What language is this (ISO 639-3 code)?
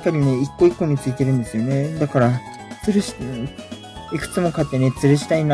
jpn